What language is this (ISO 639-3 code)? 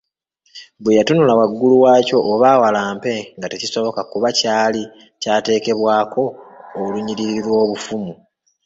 lug